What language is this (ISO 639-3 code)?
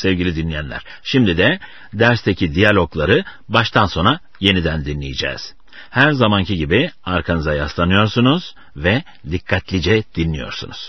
tur